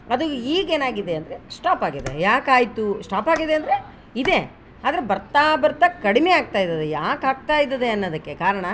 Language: Kannada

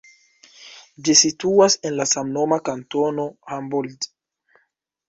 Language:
Esperanto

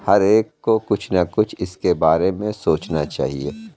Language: Urdu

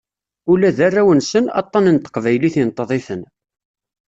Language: Kabyle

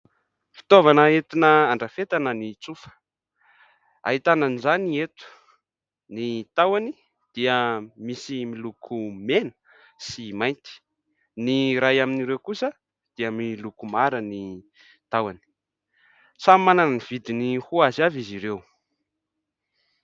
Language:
Malagasy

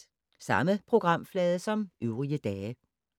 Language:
Danish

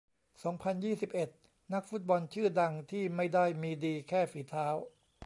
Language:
Thai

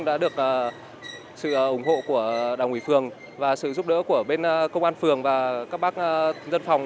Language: Vietnamese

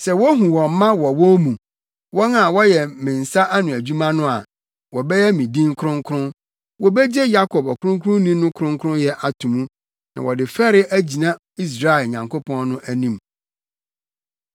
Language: Akan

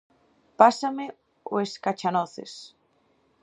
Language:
Galician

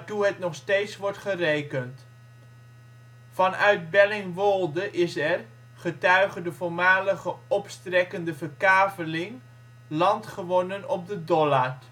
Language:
Dutch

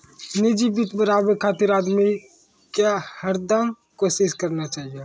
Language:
Maithili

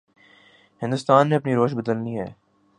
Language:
Urdu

